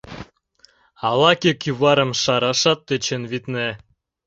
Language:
Mari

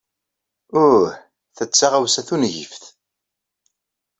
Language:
Kabyle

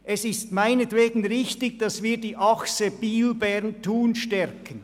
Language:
Swiss German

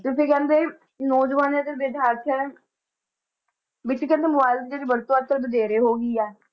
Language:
Punjabi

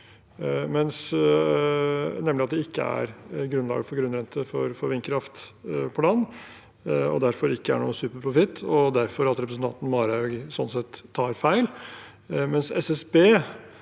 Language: Norwegian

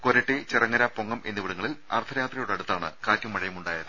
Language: Malayalam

